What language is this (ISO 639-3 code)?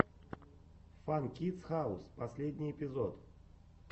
rus